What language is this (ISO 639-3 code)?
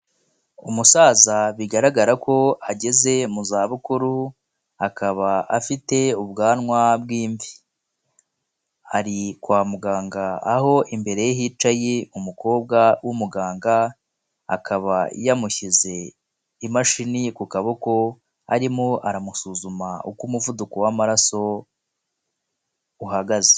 kin